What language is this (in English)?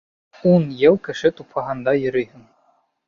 Bashkir